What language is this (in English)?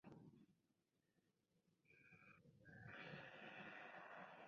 Spanish